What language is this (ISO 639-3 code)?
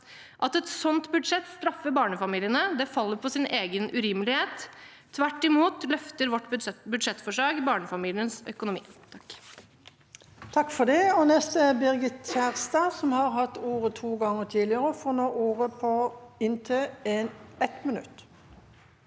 nor